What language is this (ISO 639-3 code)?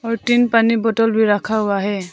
hin